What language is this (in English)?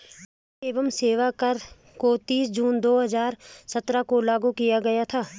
Hindi